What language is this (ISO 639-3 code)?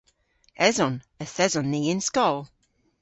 cor